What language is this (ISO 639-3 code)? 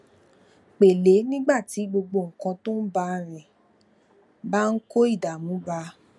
yor